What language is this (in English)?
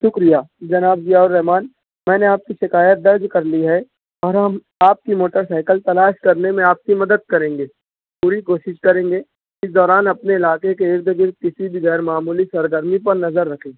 Urdu